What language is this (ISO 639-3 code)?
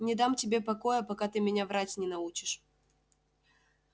rus